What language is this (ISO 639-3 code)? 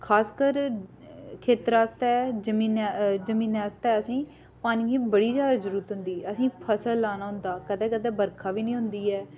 doi